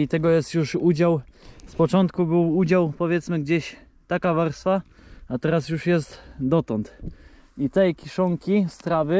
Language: Polish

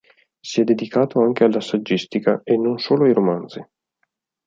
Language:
Italian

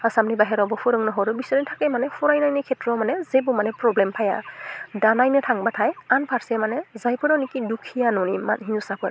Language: Bodo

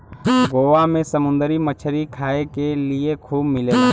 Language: Bhojpuri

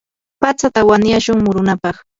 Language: Yanahuanca Pasco Quechua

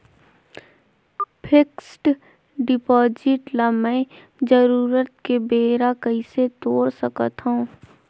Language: Chhattisgarhi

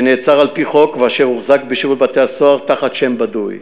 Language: Hebrew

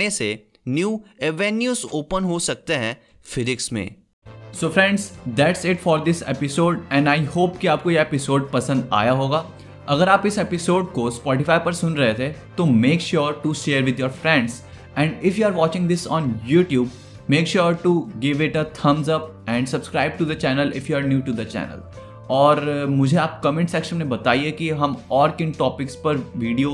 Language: Hindi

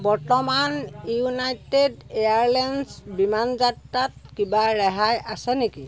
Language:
Assamese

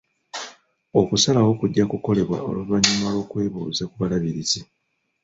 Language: Ganda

